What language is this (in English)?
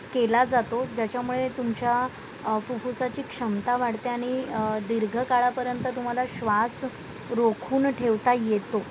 Marathi